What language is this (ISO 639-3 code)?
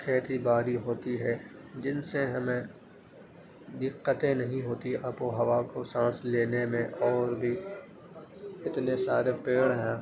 urd